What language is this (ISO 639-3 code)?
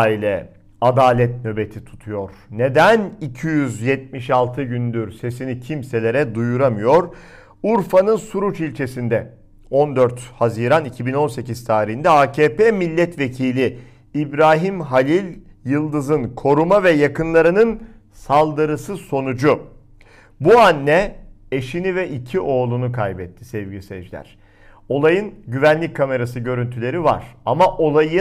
tur